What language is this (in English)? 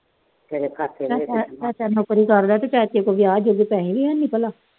Punjabi